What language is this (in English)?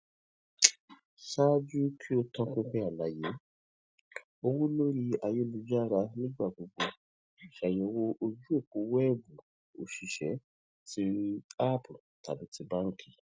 Yoruba